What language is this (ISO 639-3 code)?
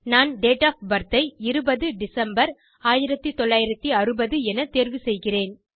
tam